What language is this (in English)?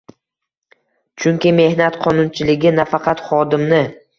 Uzbek